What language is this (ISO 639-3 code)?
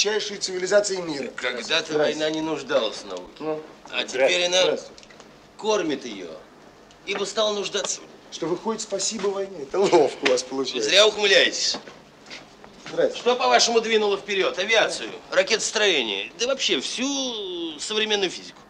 rus